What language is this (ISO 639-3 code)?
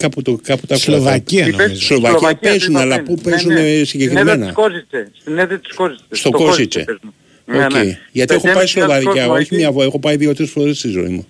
ell